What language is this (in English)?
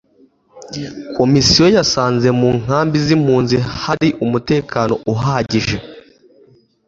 Kinyarwanda